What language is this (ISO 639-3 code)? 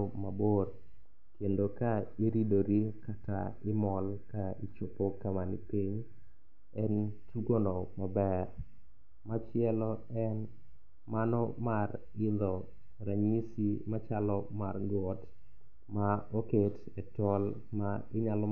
luo